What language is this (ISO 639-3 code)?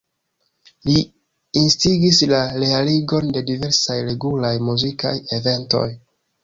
epo